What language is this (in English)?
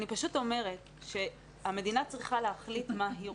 Hebrew